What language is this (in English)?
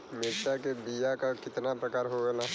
Bhojpuri